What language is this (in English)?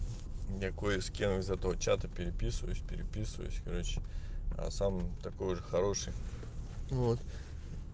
Russian